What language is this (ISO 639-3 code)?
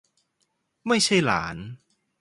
tha